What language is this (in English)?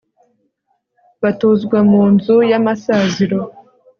Kinyarwanda